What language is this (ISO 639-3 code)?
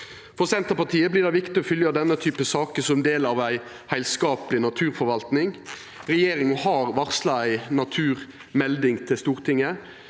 nor